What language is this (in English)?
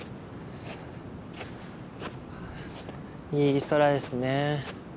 Japanese